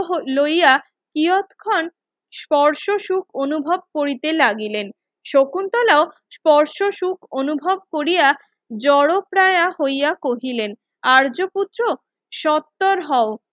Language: Bangla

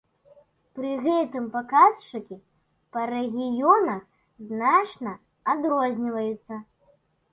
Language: Belarusian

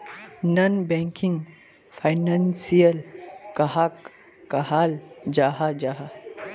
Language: Magahi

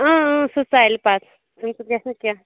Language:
Kashmiri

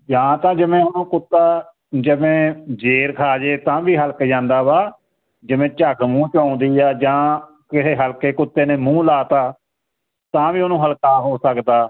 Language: Punjabi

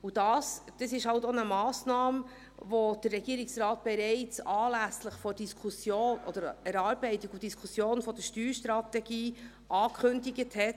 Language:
Swiss German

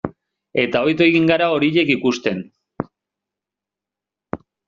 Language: Basque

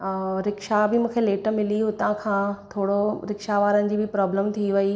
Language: Sindhi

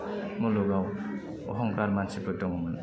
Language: Bodo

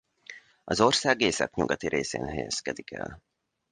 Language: Hungarian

